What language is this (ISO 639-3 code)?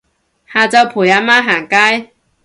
yue